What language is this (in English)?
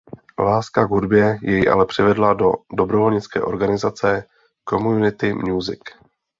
Czech